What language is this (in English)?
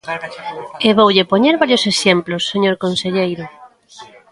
Galician